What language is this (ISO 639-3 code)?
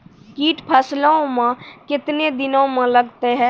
mai